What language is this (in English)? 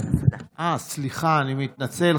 Hebrew